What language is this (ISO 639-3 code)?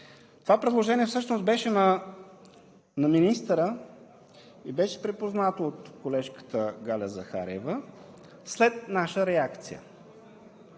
bul